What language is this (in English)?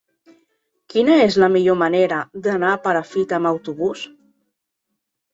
Catalan